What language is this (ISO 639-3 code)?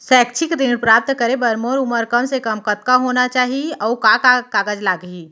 hne